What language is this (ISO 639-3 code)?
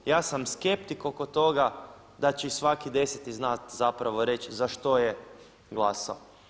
hrv